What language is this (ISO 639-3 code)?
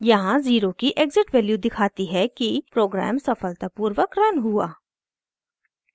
hin